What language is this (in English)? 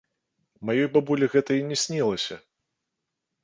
Belarusian